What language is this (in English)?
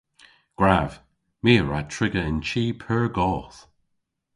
Cornish